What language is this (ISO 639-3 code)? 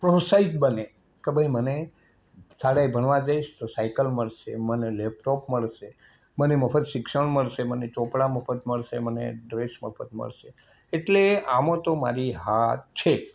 guj